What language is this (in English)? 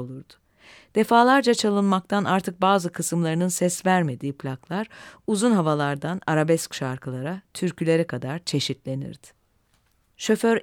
Turkish